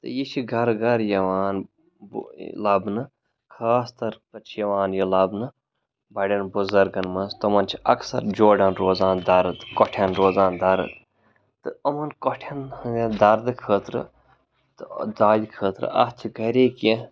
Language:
Kashmiri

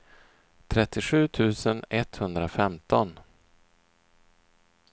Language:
Swedish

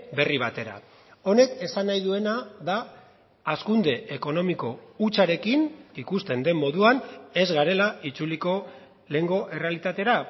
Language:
Basque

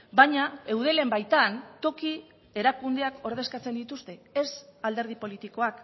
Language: Basque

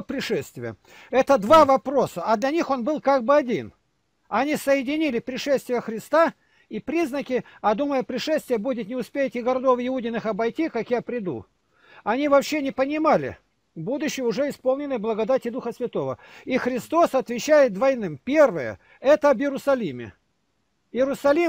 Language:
Russian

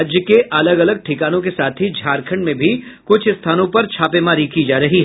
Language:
Hindi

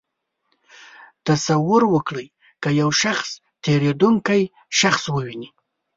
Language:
Pashto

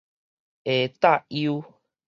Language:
Min Nan Chinese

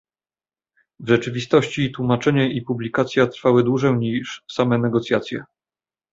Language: Polish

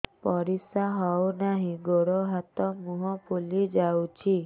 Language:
Odia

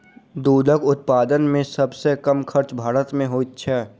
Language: Maithili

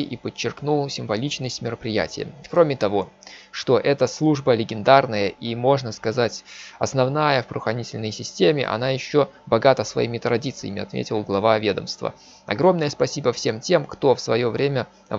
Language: Russian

